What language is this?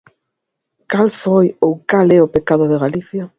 Galician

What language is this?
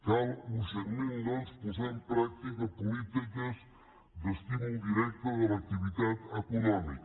Catalan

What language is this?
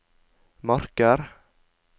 Norwegian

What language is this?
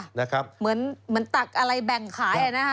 Thai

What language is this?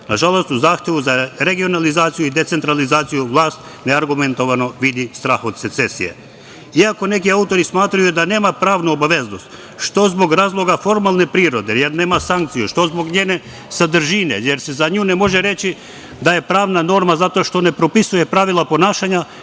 Serbian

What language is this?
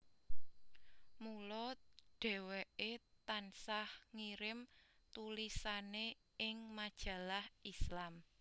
Javanese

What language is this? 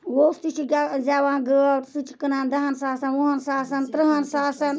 Kashmiri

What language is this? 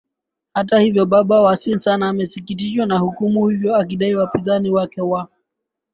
Swahili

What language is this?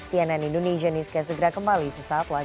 Indonesian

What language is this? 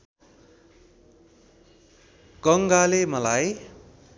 Nepali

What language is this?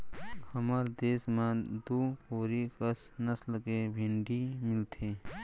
Chhattisgarhi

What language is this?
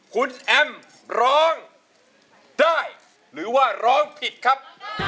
Thai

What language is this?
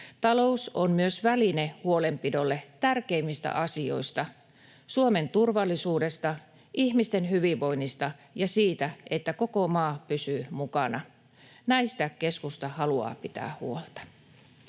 Finnish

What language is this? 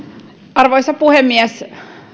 Finnish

